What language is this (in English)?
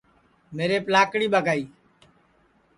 Sansi